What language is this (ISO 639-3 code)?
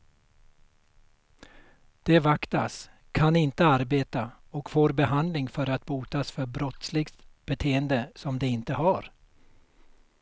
swe